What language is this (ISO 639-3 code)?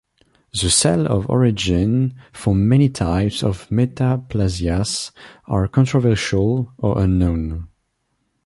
eng